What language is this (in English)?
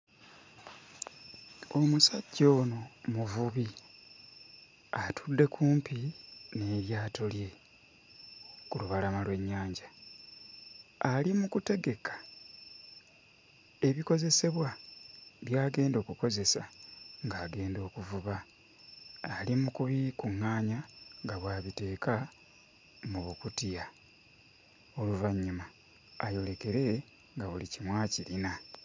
Ganda